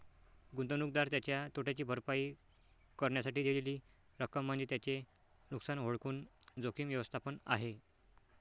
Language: Marathi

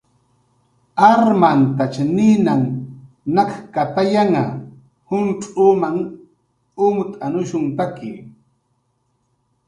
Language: Jaqaru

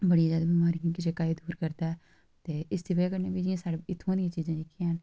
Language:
Dogri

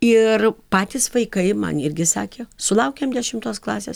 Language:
Lithuanian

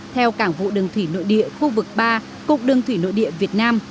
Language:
Vietnamese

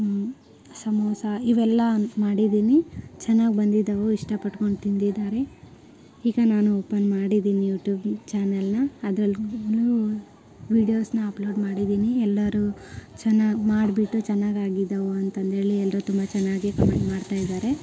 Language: Kannada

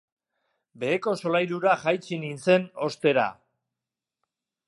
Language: Basque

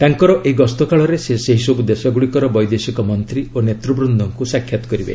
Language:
Odia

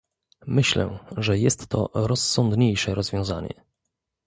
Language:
Polish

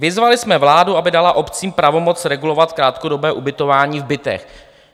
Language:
Czech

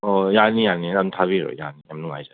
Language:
Manipuri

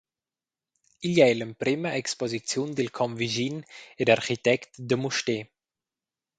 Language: Romansh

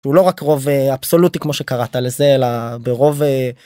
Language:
Hebrew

